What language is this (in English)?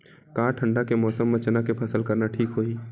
Chhattisgarhi